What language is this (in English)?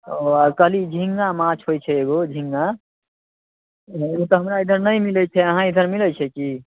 Maithili